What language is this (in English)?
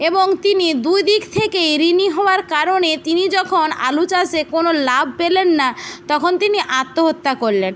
Bangla